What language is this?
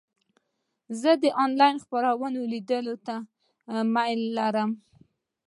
Pashto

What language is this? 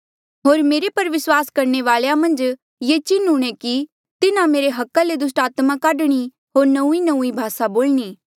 Mandeali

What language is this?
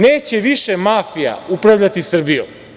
Serbian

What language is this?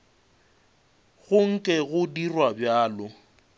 Northern Sotho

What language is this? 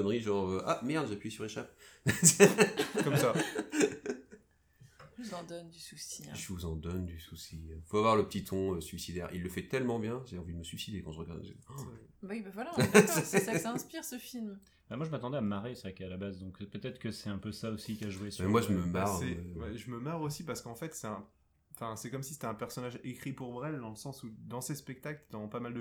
French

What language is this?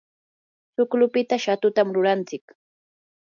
Yanahuanca Pasco Quechua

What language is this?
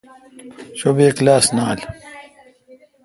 Kalkoti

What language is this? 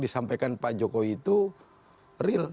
Indonesian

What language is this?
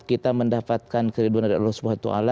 Indonesian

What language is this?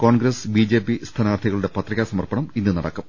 Malayalam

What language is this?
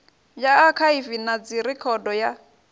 Venda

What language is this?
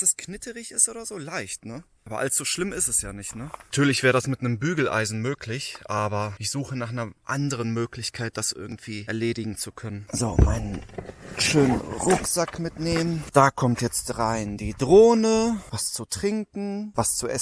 German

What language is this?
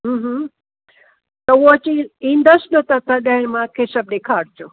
Sindhi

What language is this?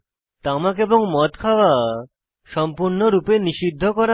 Bangla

